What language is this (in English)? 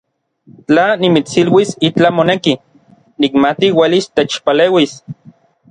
Orizaba Nahuatl